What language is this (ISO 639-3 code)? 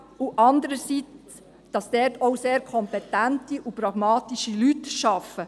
gsw